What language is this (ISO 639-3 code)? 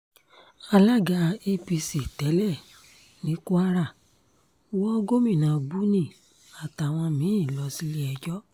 yor